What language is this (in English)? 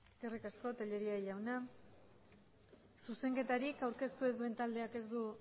Basque